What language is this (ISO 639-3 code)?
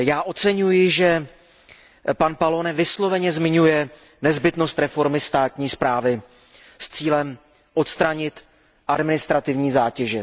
ces